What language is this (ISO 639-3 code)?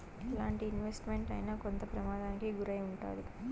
tel